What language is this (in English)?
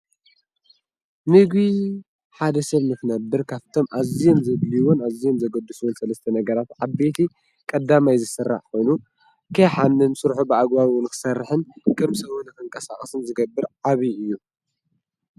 Tigrinya